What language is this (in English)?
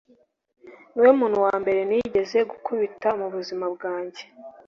Kinyarwanda